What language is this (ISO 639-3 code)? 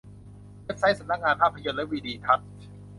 tha